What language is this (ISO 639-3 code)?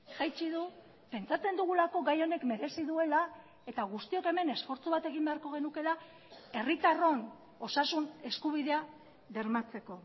eus